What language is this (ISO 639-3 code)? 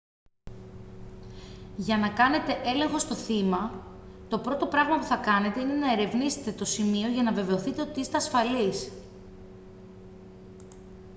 ell